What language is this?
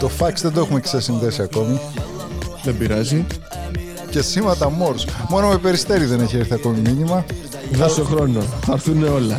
Greek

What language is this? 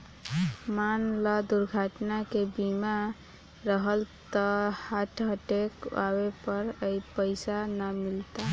Bhojpuri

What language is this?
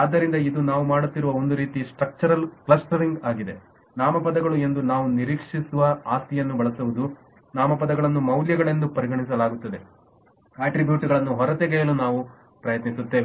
Kannada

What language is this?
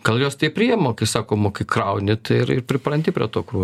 Lithuanian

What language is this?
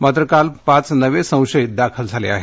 Marathi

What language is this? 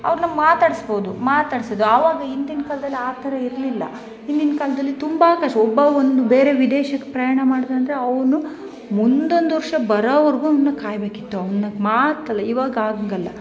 Kannada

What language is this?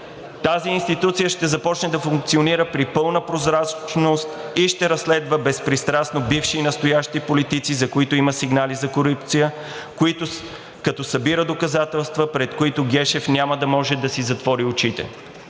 Bulgarian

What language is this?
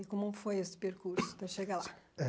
Portuguese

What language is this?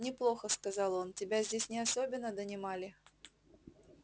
Russian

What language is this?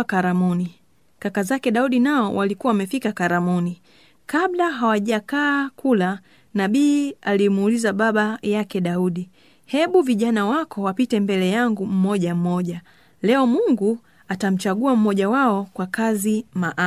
Swahili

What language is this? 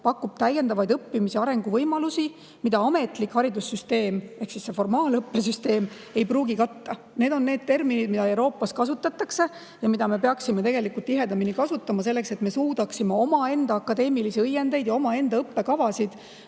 Estonian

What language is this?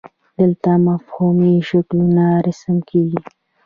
Pashto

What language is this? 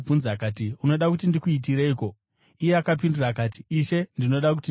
Shona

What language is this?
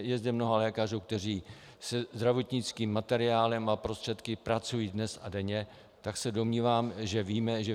Czech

